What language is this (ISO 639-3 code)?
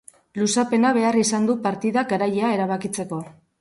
eus